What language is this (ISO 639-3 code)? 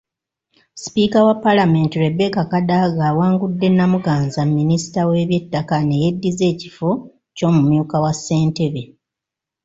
lug